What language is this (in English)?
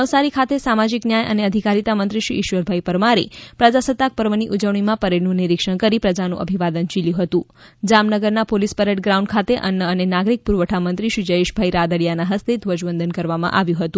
Gujarati